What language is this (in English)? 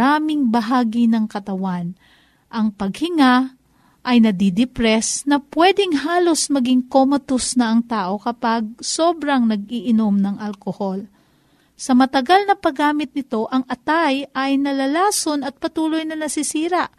Filipino